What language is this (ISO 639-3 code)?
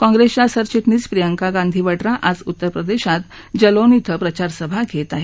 mar